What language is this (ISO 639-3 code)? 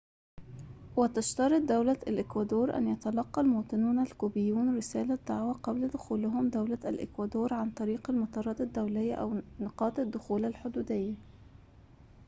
ara